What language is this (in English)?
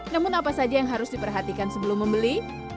Indonesian